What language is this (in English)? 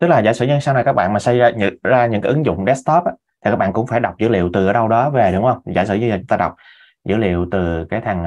Vietnamese